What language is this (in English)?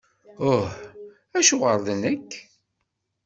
Kabyle